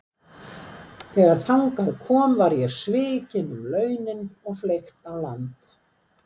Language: Icelandic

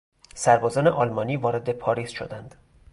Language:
Persian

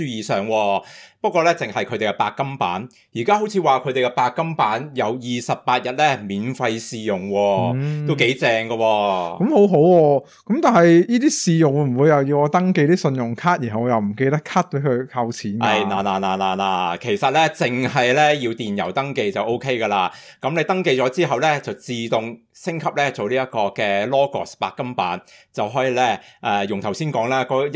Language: Chinese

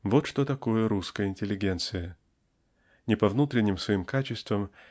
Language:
Russian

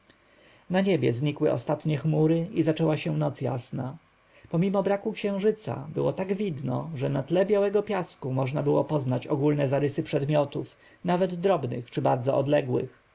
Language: Polish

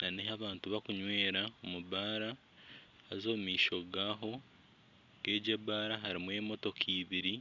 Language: Nyankole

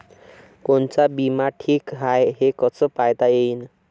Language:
Marathi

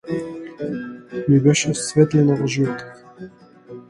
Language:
Macedonian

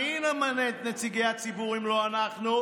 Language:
Hebrew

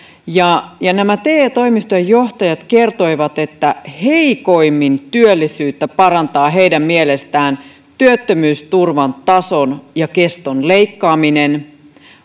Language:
Finnish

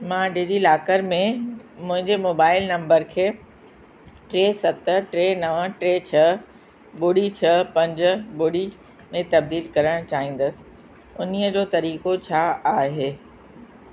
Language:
Sindhi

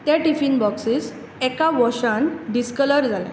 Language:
Konkani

